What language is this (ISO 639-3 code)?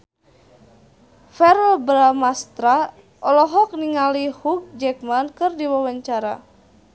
sun